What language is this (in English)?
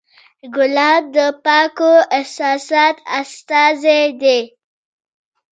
Pashto